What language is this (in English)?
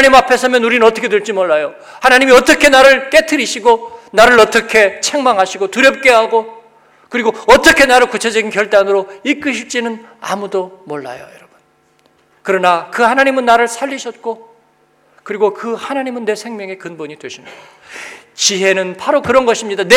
Korean